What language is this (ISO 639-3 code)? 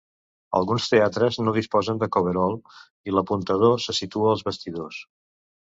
cat